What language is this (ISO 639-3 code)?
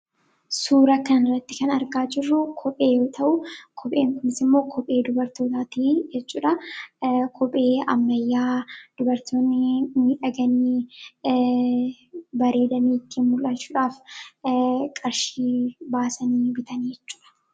orm